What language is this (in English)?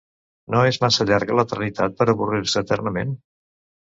Catalan